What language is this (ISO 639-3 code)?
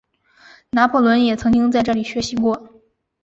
zho